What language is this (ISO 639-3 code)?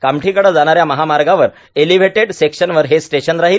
mar